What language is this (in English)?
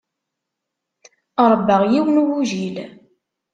Kabyle